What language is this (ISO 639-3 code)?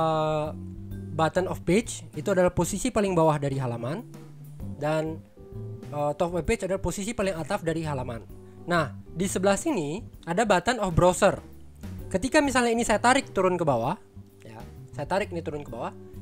ind